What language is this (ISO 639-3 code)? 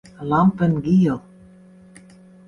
fry